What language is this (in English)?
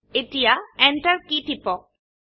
Assamese